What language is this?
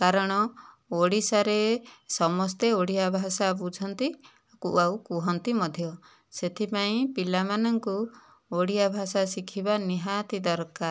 Odia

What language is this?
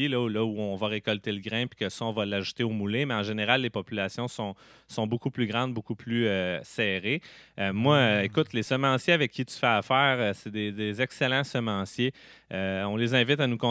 French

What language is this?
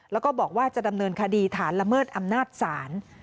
Thai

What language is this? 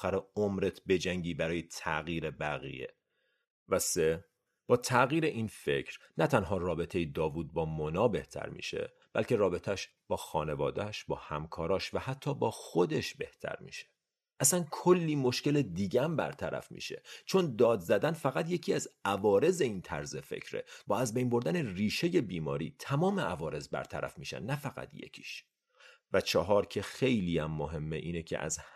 Persian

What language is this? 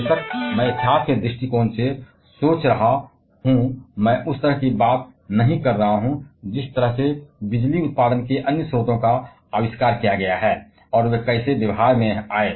Hindi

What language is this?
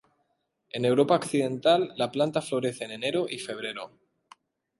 Spanish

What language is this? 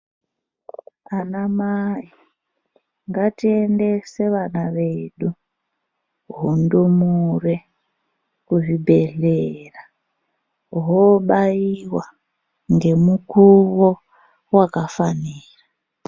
Ndau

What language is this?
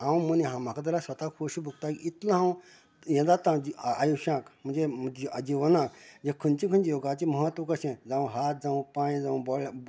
Konkani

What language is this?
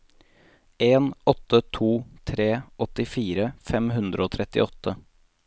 Norwegian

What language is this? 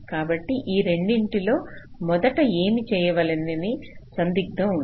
Telugu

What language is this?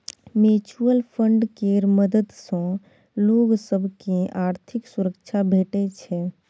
Maithili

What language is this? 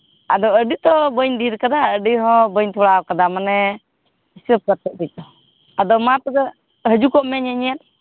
Santali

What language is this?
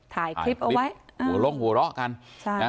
Thai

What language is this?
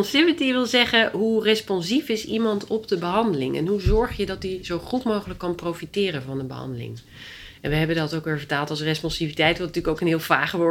Dutch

